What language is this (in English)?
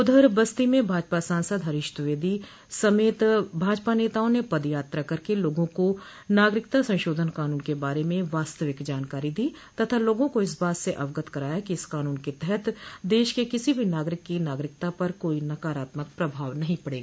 Hindi